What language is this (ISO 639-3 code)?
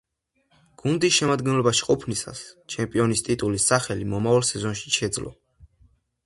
kat